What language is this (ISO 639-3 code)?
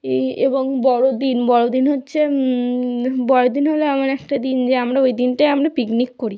ben